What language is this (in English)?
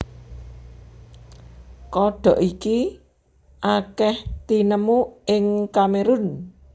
Javanese